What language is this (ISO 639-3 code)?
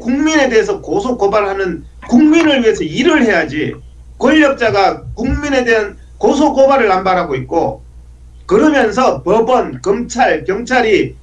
kor